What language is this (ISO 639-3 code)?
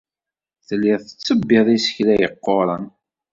kab